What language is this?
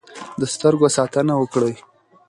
Pashto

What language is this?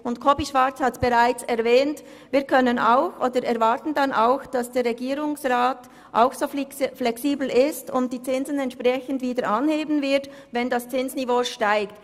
Swiss German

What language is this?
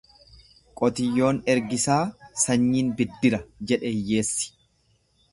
Oromo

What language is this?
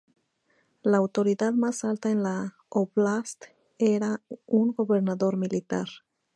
Spanish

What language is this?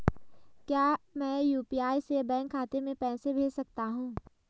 Hindi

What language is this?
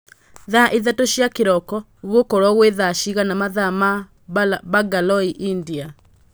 Kikuyu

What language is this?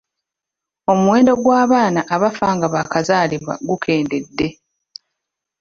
Ganda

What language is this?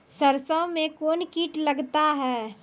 Maithili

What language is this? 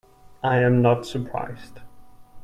English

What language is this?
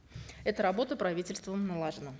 Kazakh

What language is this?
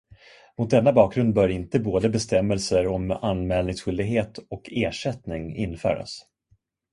Swedish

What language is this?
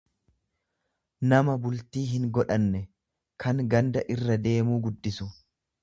Oromo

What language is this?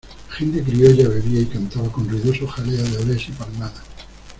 Spanish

